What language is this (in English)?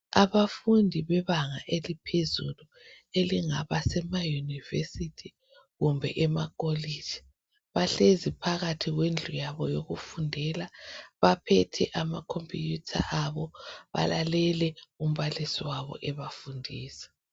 North Ndebele